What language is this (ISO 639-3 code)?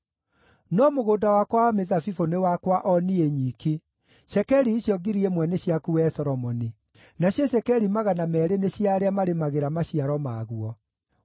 kik